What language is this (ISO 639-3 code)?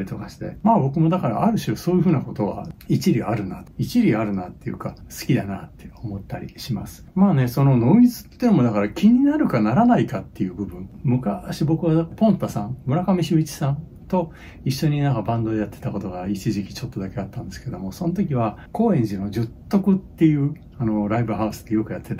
jpn